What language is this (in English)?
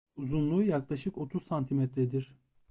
Turkish